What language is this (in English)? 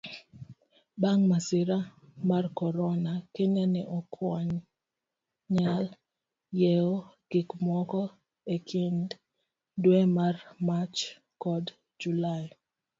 Luo (Kenya and Tanzania)